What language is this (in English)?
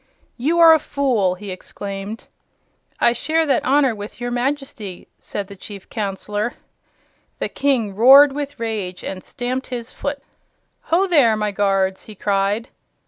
English